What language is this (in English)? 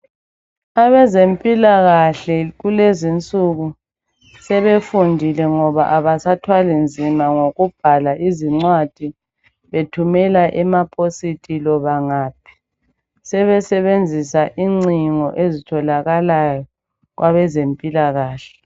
North Ndebele